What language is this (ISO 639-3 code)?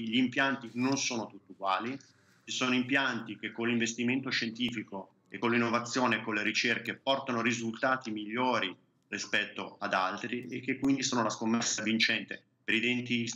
ita